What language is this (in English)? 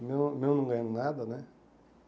Portuguese